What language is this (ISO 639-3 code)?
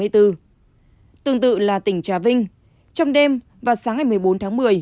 vie